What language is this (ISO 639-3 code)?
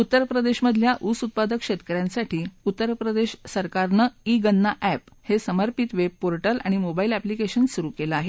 mar